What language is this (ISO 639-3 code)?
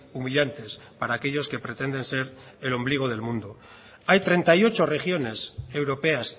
spa